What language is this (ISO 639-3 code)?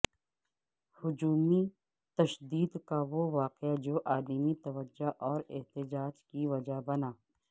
urd